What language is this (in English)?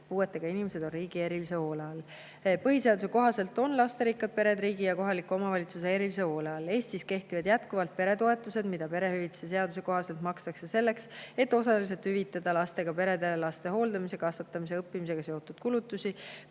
Estonian